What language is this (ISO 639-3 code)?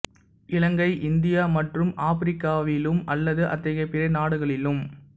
tam